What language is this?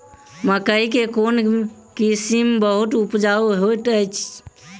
Maithili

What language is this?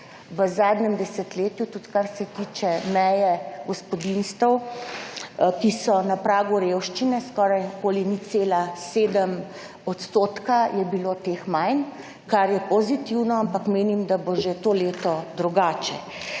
Slovenian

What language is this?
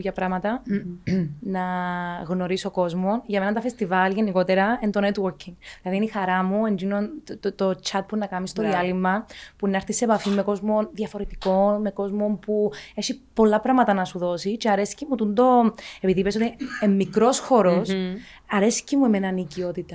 Greek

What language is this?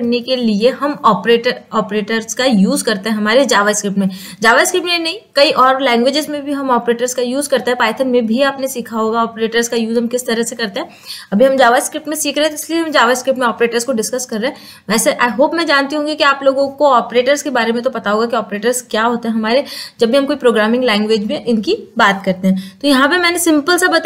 Hindi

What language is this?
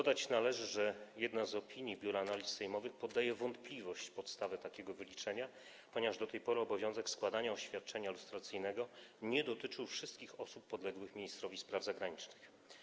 Polish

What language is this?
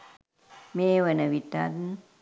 Sinhala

